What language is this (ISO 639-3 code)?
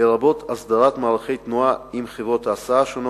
heb